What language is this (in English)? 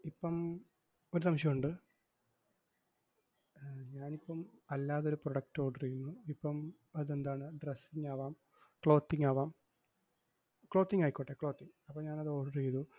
Malayalam